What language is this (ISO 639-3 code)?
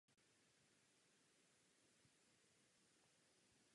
ces